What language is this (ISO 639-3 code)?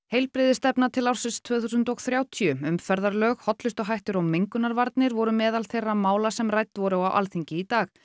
isl